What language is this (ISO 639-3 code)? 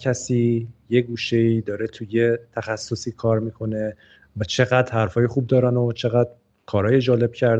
fas